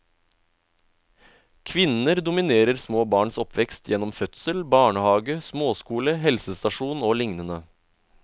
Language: Norwegian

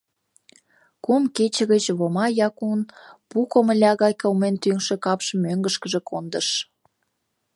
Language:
Mari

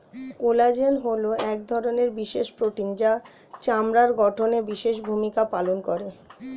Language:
Bangla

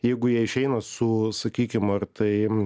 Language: Lithuanian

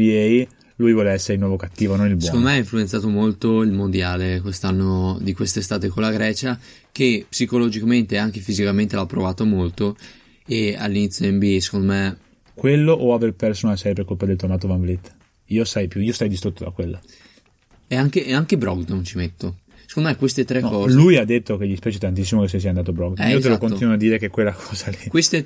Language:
Italian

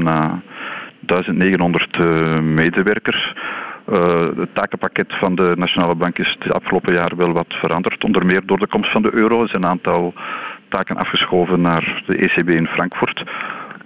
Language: Dutch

